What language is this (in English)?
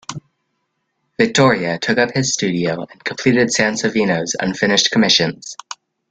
English